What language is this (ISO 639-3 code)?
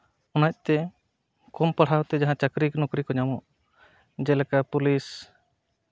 sat